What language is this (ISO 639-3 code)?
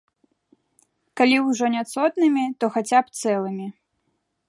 bel